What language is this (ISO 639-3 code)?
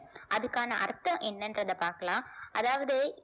tam